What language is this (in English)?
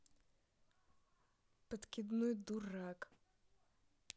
Russian